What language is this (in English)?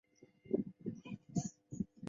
Chinese